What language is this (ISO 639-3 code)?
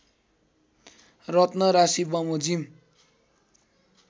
nep